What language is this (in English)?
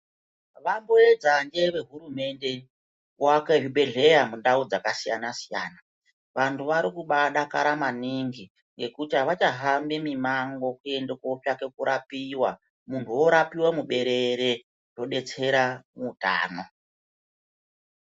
Ndau